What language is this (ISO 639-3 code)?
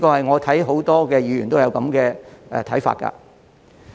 yue